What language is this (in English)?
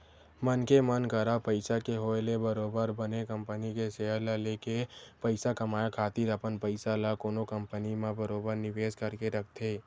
Chhattisgarhi